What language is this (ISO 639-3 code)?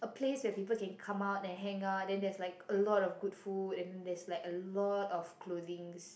eng